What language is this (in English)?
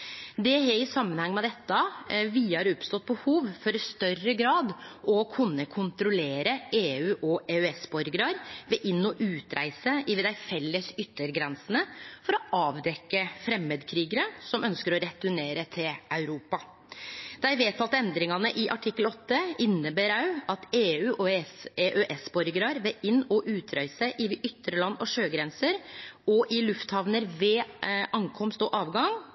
Norwegian Nynorsk